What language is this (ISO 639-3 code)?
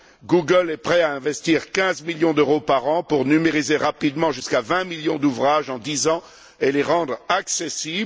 fra